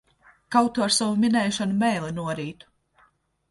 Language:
Latvian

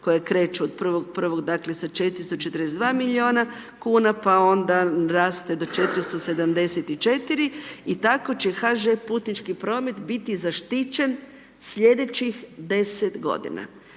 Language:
Croatian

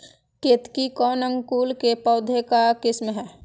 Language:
Magahi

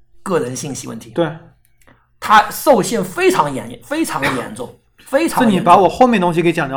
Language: Chinese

